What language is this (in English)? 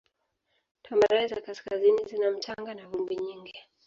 Swahili